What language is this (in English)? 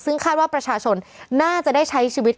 Thai